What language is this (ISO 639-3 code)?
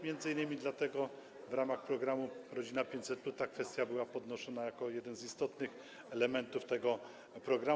pol